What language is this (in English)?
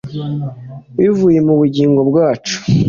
Kinyarwanda